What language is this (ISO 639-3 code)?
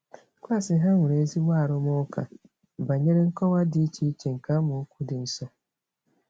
ibo